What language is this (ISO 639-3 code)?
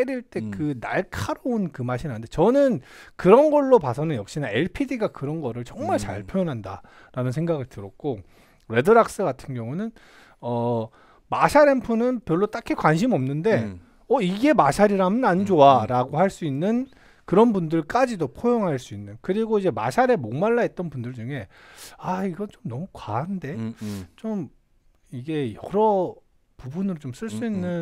kor